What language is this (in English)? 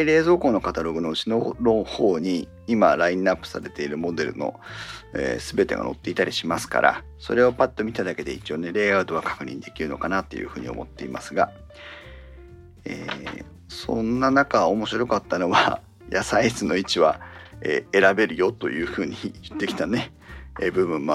Japanese